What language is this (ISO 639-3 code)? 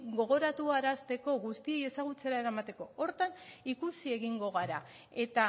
eus